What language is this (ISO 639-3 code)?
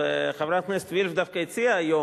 heb